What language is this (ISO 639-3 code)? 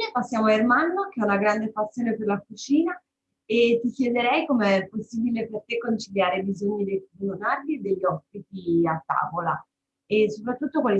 ita